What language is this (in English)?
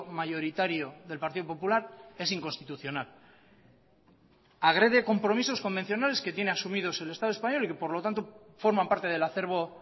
Spanish